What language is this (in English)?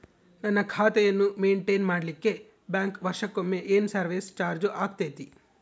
Kannada